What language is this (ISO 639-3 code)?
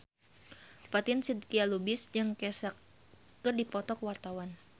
sun